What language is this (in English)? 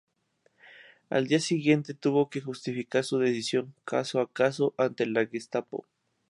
Spanish